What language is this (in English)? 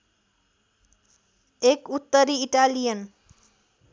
Nepali